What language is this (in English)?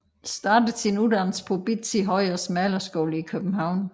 Danish